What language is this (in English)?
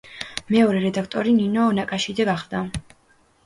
Georgian